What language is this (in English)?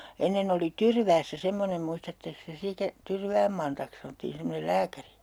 Finnish